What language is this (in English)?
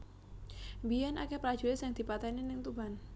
Javanese